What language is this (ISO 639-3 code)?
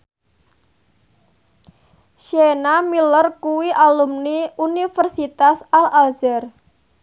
jav